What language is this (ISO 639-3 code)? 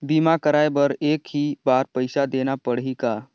hne